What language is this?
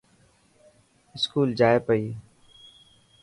Dhatki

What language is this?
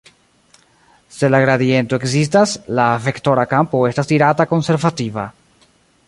Esperanto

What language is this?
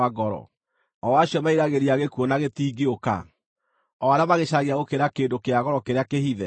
Kikuyu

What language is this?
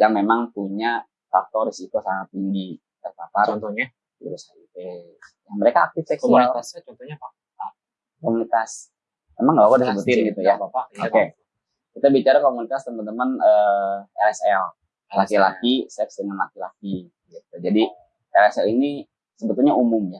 Indonesian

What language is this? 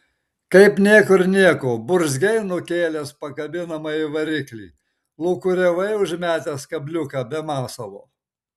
Lithuanian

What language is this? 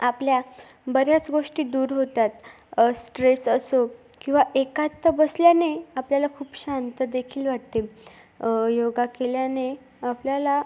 Marathi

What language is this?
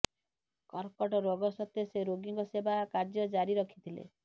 Odia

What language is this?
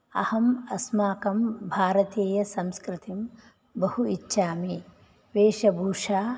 Sanskrit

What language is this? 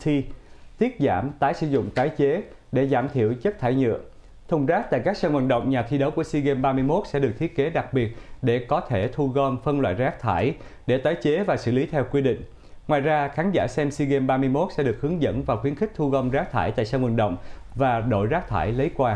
Vietnamese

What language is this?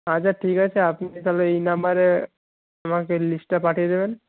Bangla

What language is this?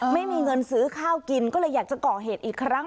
Thai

